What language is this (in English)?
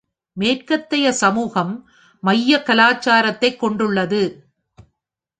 Tamil